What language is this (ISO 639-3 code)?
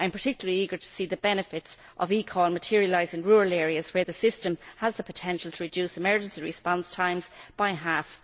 eng